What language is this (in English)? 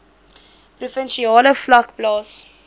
Afrikaans